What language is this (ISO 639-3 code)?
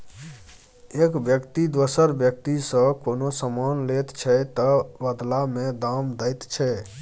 mai